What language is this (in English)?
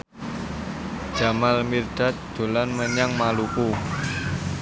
Javanese